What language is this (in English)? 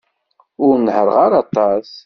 Kabyle